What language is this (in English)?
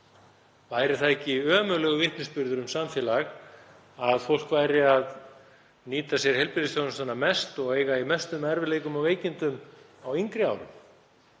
Icelandic